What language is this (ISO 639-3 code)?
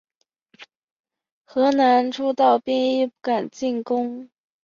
zho